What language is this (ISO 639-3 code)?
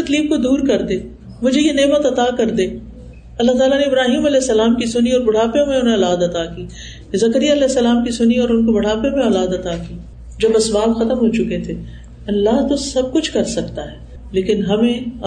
urd